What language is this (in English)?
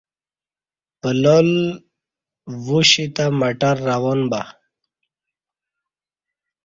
Kati